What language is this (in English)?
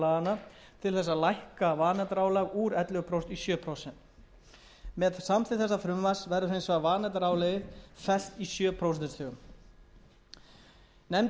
Icelandic